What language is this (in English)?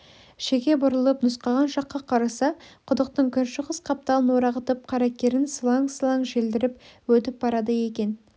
Kazakh